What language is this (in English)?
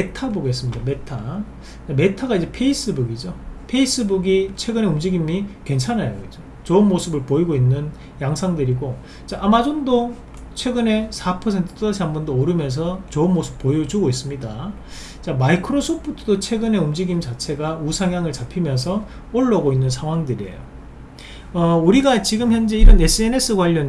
Korean